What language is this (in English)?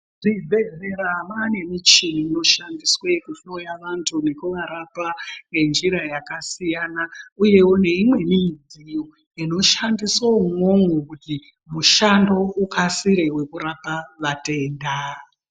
Ndau